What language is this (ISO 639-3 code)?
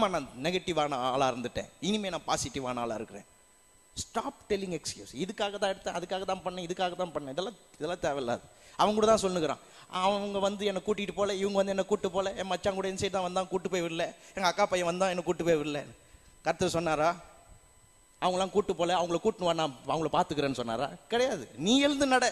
tam